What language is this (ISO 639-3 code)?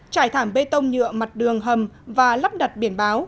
vie